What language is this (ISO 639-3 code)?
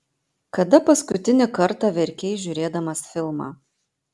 lit